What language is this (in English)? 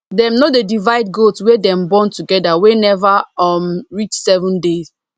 Nigerian Pidgin